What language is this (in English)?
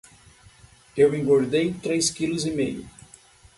Portuguese